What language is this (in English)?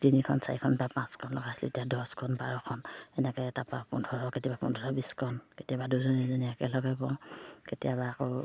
Assamese